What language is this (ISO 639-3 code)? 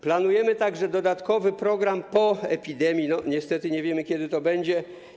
pol